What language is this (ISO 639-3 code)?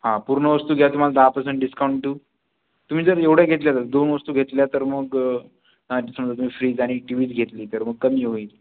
mar